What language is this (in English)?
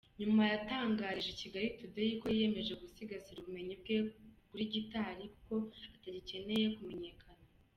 Kinyarwanda